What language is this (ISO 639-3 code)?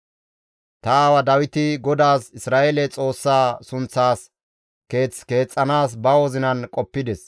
gmv